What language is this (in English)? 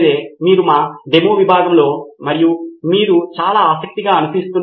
Telugu